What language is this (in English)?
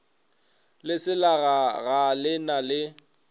Northern Sotho